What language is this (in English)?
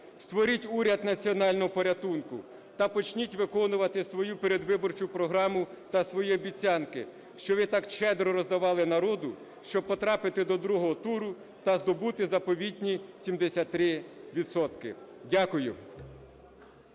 Ukrainian